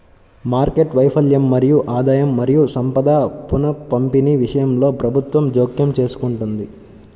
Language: Telugu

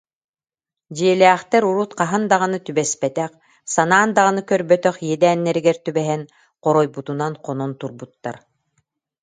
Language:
Yakut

